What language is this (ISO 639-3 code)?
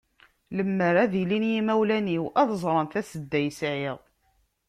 kab